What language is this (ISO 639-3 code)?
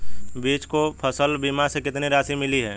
hin